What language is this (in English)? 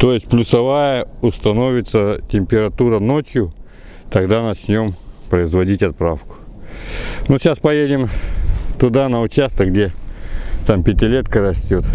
Russian